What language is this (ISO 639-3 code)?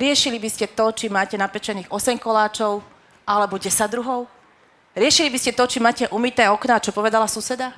slk